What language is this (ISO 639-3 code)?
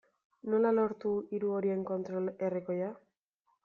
eus